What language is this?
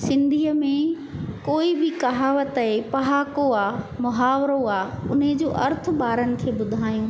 Sindhi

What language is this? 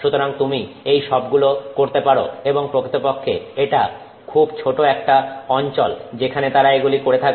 Bangla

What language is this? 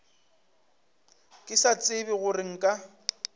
Northern Sotho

